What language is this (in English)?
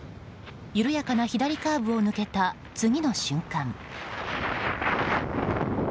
Japanese